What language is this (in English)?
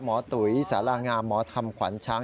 Thai